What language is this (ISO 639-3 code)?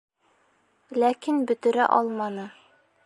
bak